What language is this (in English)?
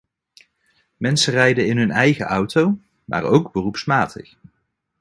Dutch